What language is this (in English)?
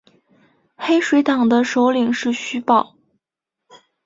Chinese